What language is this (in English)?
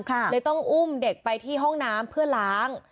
Thai